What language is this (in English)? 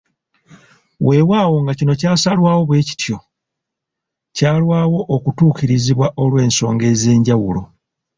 Ganda